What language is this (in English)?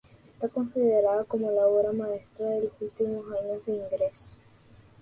Spanish